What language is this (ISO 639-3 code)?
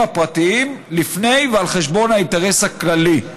heb